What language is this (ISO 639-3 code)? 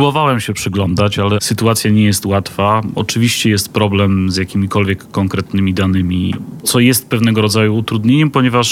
pol